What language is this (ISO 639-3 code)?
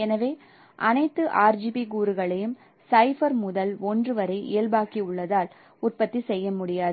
tam